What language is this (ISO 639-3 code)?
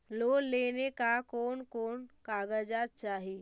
mag